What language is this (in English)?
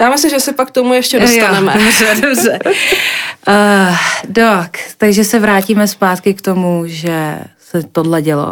Czech